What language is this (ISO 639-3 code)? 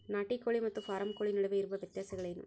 kan